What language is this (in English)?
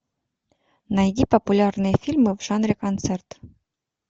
Russian